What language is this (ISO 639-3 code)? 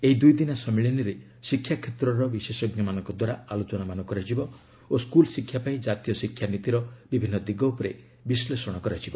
ori